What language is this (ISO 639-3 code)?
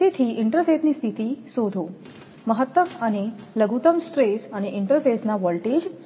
guj